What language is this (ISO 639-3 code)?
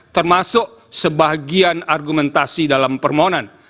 ind